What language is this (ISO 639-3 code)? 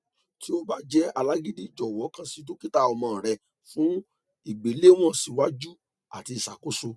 yor